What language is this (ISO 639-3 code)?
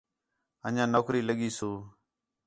xhe